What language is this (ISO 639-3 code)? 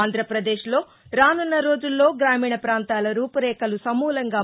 tel